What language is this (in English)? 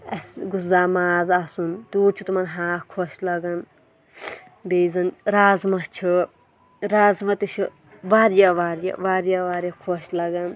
Kashmiri